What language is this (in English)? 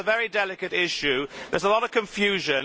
English